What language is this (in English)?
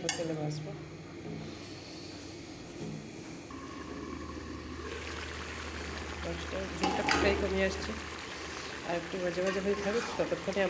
Turkish